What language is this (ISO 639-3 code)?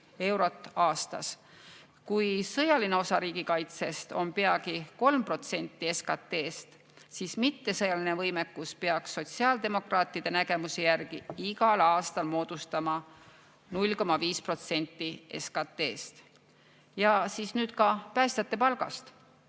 est